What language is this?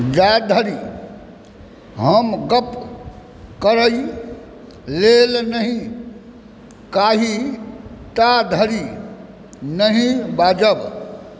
Maithili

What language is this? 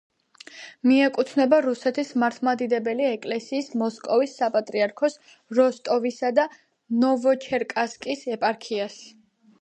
Georgian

